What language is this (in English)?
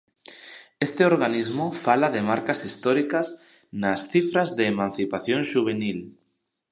Galician